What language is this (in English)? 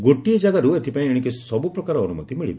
Odia